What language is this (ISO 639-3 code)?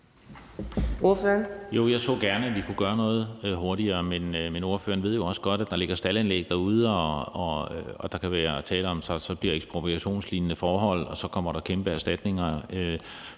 dan